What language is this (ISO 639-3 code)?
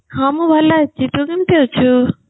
ori